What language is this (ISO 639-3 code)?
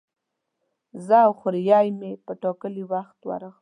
pus